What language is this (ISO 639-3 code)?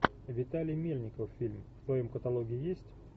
rus